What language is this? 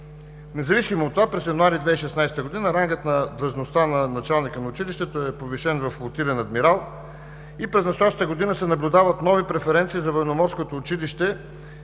Bulgarian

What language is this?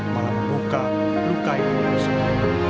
Indonesian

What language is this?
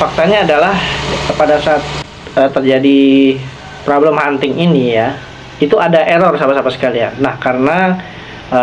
Indonesian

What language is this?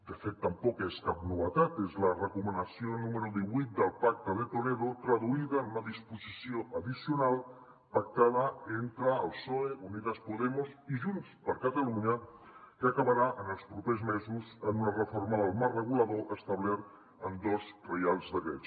Catalan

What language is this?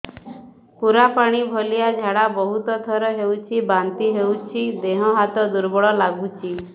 Odia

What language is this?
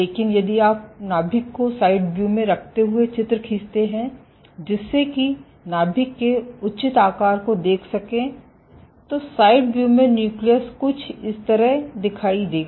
Hindi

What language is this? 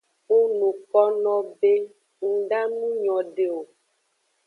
Aja (Benin)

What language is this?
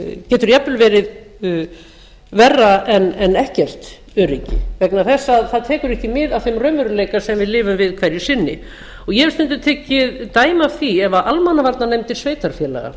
Icelandic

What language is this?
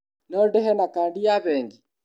Kikuyu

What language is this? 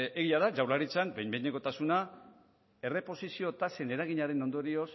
Basque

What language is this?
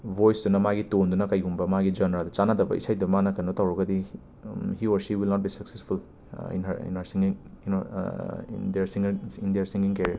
Manipuri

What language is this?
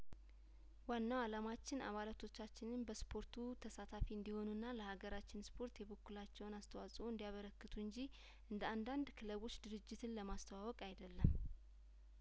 Amharic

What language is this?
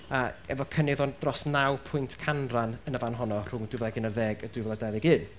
Welsh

